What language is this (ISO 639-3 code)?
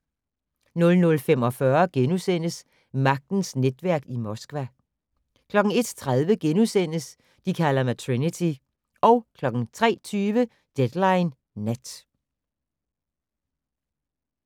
dan